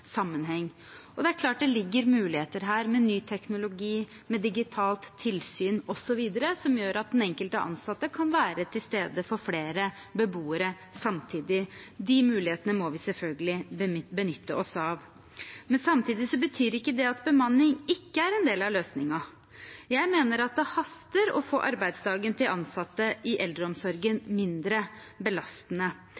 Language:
Norwegian Bokmål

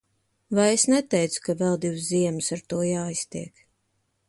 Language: Latvian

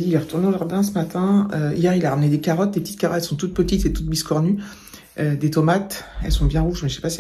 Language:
French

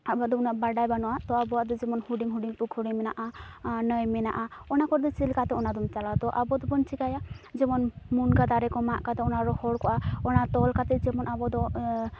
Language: Santali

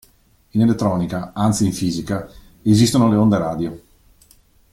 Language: Italian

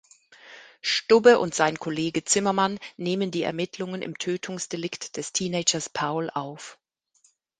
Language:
German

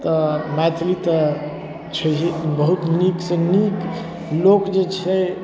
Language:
Maithili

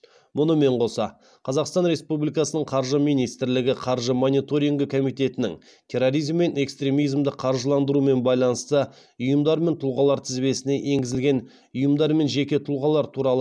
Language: Kazakh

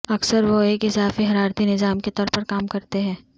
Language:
Urdu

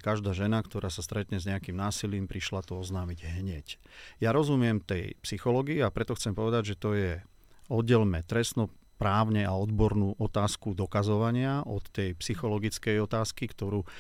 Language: Slovak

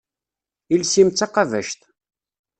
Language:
Kabyle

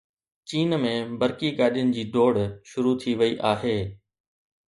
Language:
Sindhi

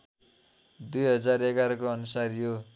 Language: Nepali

